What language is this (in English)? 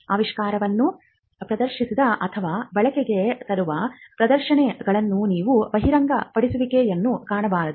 Kannada